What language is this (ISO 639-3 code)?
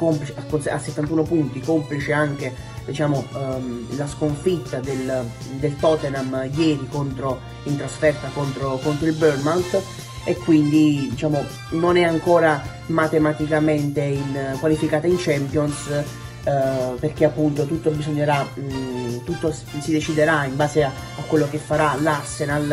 ita